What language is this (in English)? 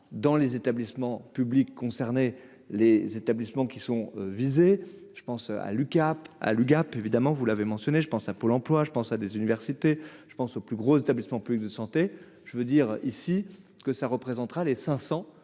French